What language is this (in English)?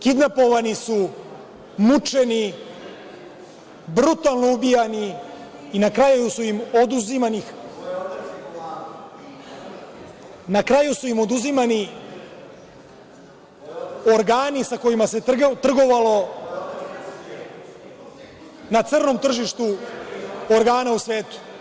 Serbian